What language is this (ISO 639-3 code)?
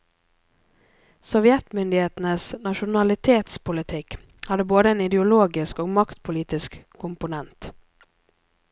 nor